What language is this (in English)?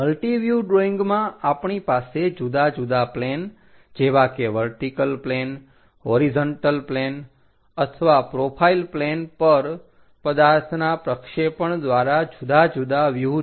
Gujarati